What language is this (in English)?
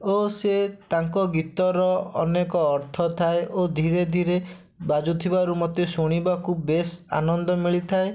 Odia